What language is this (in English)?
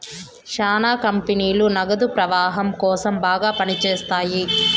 Telugu